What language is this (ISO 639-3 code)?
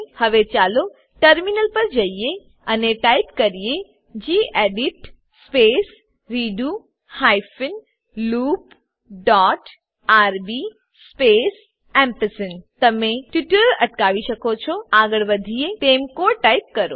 guj